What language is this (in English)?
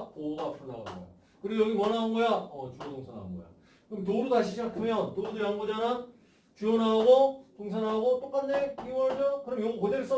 Korean